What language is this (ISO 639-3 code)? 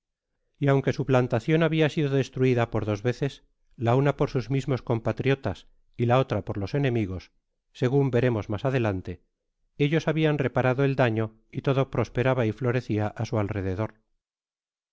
spa